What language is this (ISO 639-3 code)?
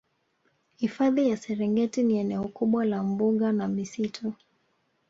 swa